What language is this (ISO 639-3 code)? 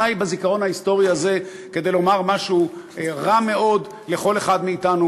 heb